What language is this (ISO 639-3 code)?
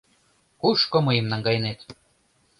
chm